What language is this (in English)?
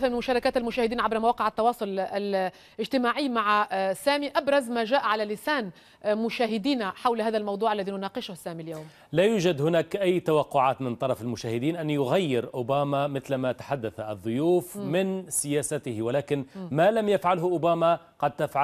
Arabic